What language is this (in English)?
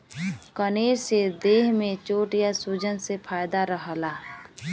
Bhojpuri